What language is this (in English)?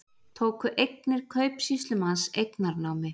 Icelandic